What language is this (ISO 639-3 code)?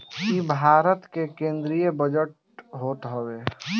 bho